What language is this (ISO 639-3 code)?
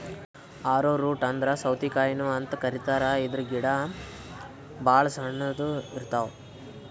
kan